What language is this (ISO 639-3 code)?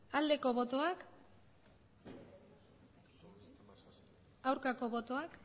eus